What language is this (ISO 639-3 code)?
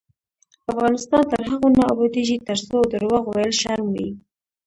pus